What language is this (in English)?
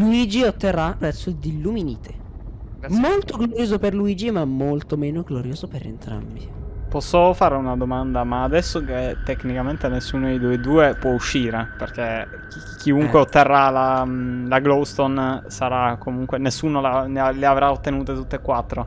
Italian